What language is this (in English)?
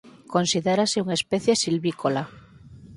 Galician